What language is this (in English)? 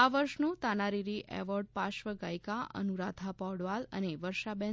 Gujarati